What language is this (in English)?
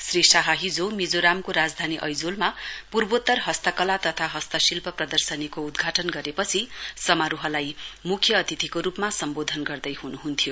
Nepali